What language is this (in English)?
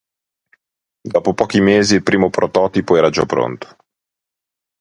Italian